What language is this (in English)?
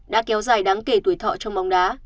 Vietnamese